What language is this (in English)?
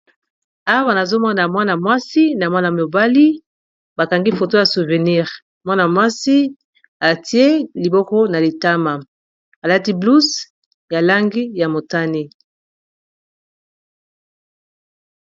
Lingala